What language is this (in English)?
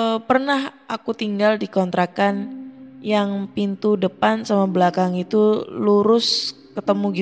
Indonesian